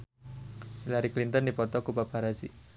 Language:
Sundanese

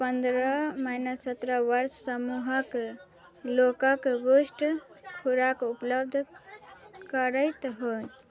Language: Maithili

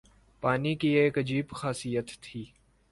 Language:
Urdu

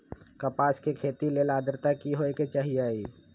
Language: Magahi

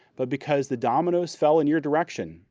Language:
English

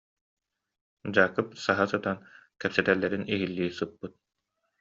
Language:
Yakut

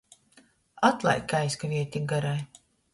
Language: Latgalian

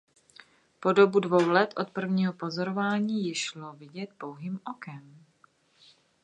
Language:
Czech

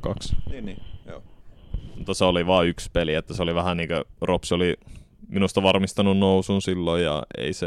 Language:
Finnish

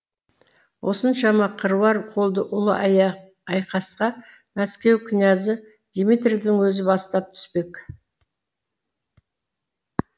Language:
Kazakh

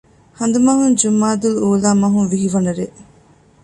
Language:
Divehi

